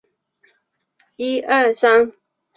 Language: Chinese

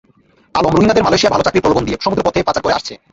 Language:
Bangla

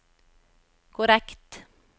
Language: Norwegian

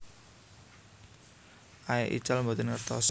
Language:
Javanese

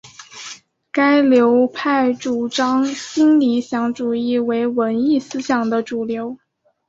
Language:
Chinese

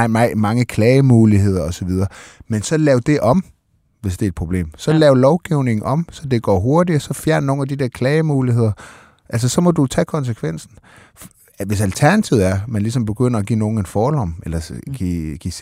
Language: Danish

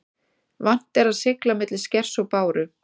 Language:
Icelandic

